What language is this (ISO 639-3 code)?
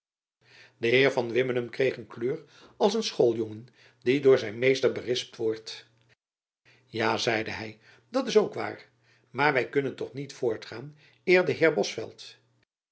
nld